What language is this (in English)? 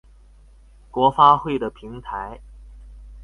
Chinese